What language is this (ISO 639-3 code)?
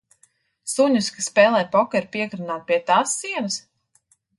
lav